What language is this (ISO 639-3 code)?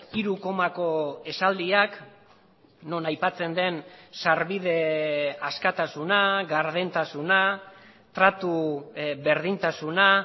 eus